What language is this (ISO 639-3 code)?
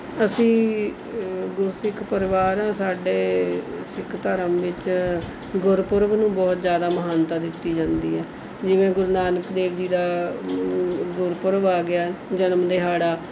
pan